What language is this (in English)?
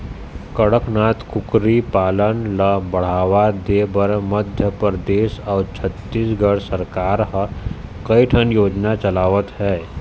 Chhattisgarhi